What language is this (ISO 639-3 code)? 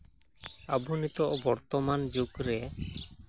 sat